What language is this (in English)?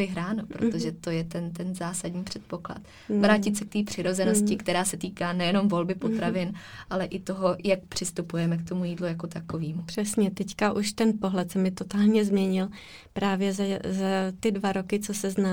Czech